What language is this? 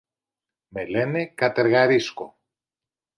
Greek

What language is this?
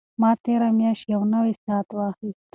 Pashto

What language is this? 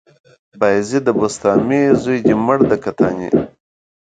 Pashto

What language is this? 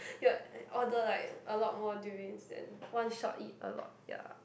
English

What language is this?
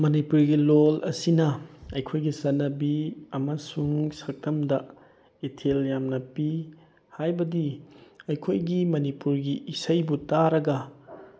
Manipuri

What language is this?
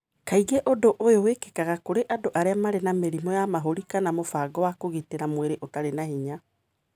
Kikuyu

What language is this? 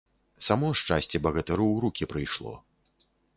Belarusian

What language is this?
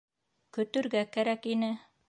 Bashkir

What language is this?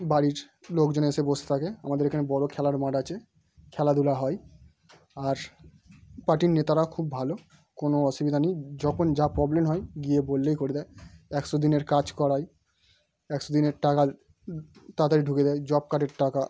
Bangla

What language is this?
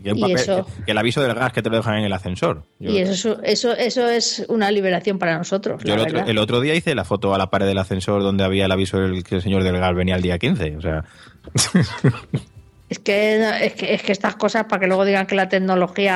Spanish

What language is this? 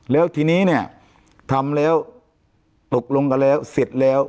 Thai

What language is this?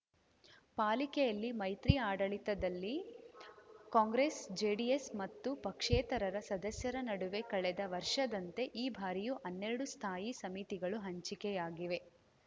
Kannada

